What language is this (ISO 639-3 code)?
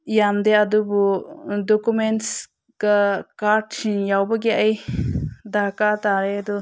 mni